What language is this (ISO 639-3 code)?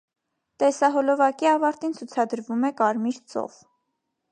hye